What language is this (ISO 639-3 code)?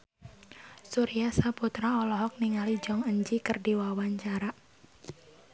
sun